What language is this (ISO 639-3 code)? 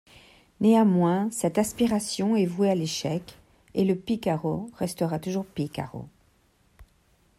fra